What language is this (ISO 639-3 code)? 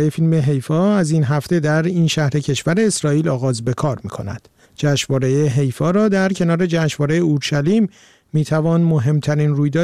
fas